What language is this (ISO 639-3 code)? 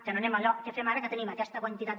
cat